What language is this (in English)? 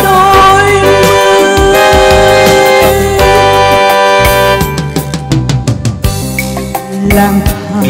Vietnamese